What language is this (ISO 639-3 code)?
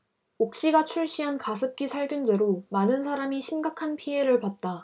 kor